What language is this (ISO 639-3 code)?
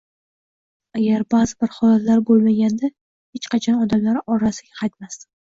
uzb